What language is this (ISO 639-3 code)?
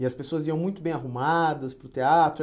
por